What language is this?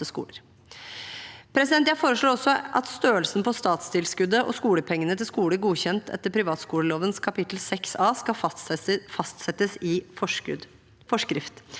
Norwegian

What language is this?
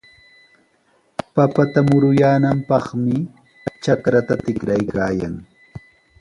Sihuas Ancash Quechua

